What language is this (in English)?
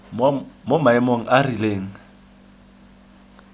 Tswana